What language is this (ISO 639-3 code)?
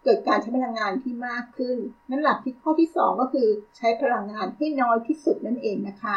tha